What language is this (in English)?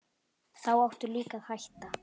Icelandic